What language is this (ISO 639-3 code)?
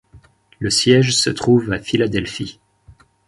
fra